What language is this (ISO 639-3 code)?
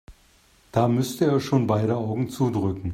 deu